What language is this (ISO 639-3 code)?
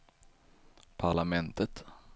swe